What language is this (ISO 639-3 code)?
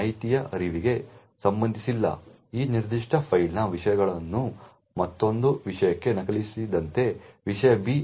kan